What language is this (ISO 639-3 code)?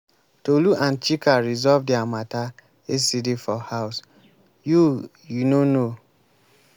pcm